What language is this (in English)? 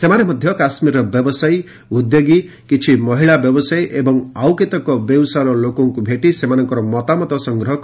Odia